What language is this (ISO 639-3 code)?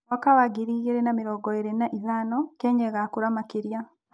kik